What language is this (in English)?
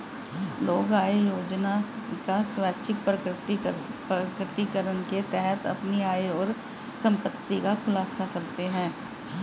Hindi